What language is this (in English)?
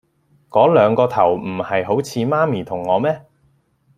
Cantonese